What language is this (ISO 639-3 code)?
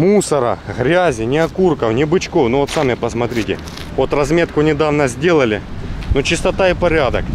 rus